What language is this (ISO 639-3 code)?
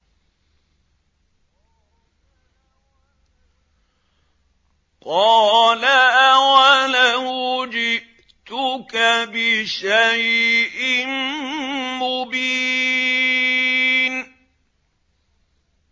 ara